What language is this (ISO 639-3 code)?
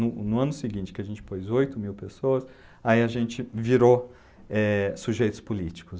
por